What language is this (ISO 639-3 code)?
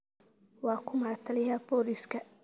som